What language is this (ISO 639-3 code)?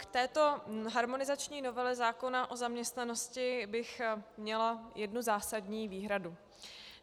ces